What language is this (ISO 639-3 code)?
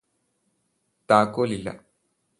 mal